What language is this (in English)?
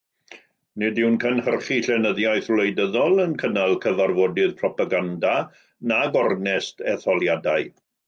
Welsh